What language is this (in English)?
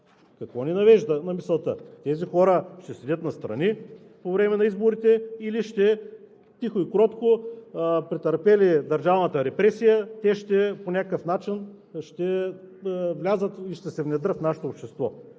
Bulgarian